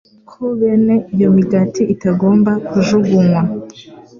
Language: Kinyarwanda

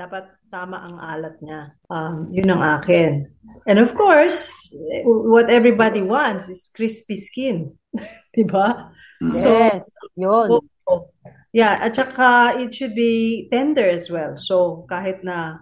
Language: Filipino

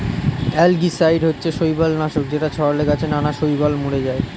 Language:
Bangla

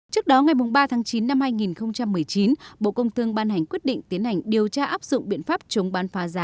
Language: Vietnamese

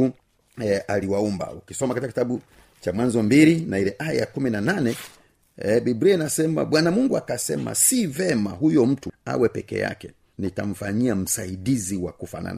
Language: Swahili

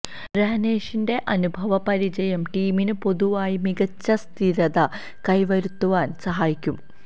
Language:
Malayalam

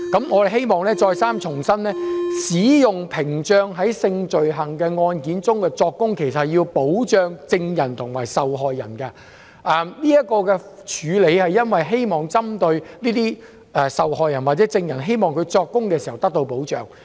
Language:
Cantonese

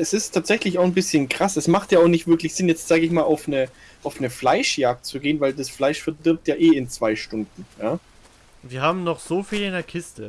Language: German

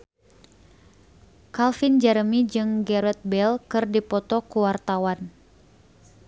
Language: Sundanese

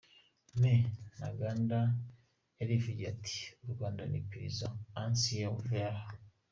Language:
Kinyarwanda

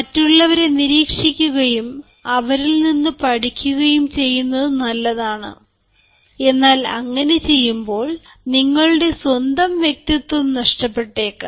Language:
Malayalam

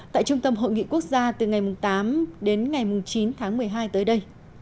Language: Vietnamese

